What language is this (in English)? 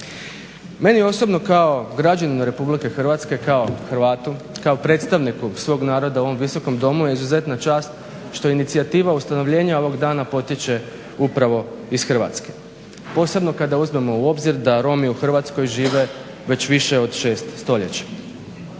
Croatian